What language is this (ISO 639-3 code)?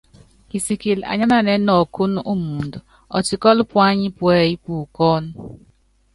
yav